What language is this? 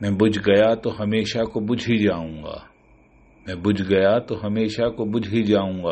Urdu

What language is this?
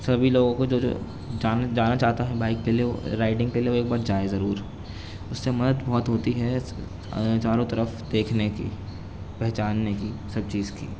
Urdu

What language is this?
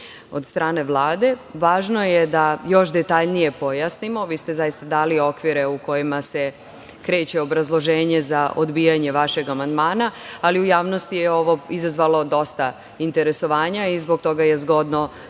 Serbian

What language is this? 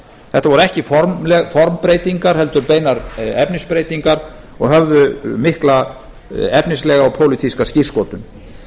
Icelandic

